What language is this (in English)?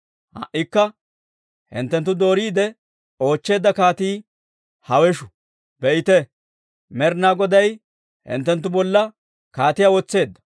Dawro